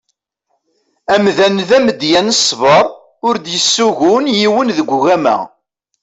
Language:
Kabyle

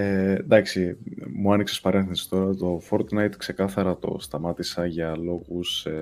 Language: Greek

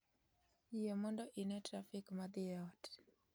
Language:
Luo (Kenya and Tanzania)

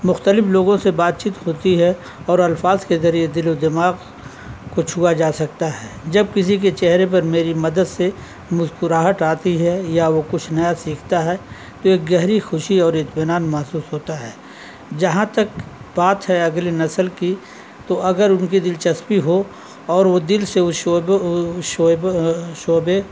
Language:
Urdu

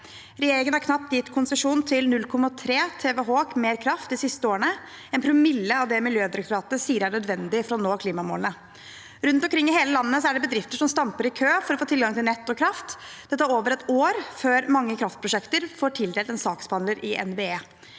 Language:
Norwegian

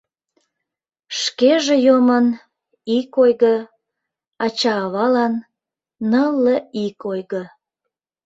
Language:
Mari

